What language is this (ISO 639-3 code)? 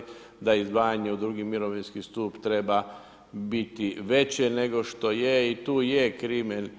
hrv